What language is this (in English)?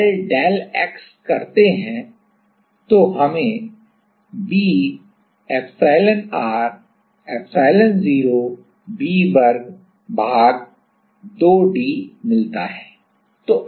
Hindi